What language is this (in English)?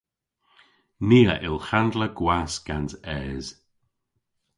Cornish